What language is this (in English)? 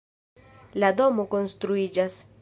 Esperanto